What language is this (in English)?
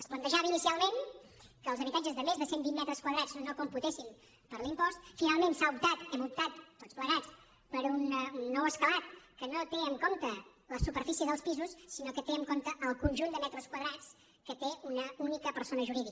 Catalan